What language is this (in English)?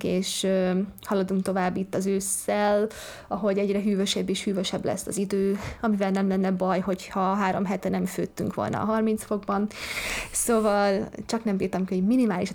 Hungarian